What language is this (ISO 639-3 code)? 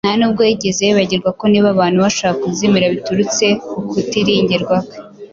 kin